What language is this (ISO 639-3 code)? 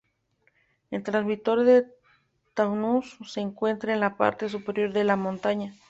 spa